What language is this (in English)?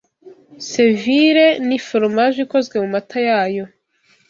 Kinyarwanda